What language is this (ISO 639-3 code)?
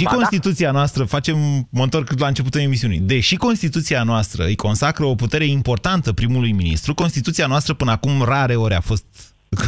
ron